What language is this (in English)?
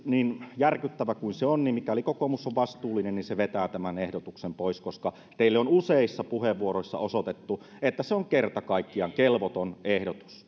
Finnish